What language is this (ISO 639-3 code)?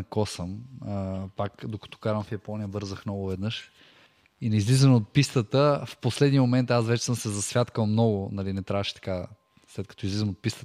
bul